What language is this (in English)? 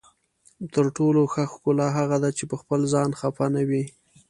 Pashto